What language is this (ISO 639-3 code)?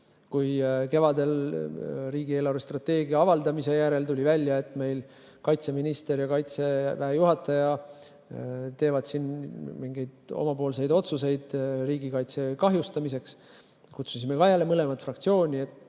est